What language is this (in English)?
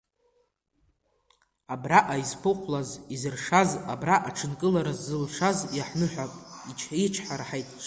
Abkhazian